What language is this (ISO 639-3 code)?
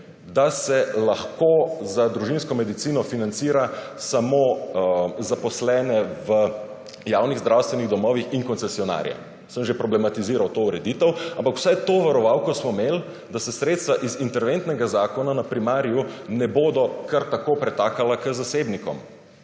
slv